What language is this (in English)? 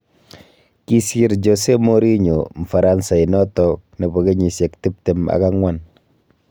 Kalenjin